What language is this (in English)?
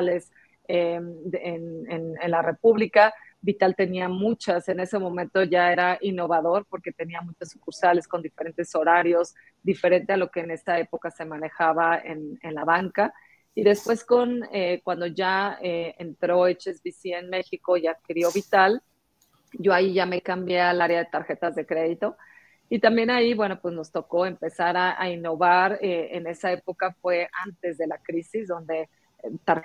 Spanish